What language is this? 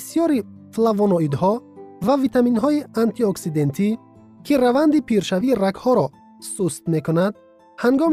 Persian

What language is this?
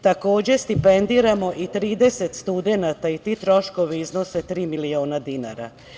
Serbian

